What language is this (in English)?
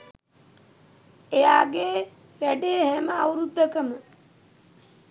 Sinhala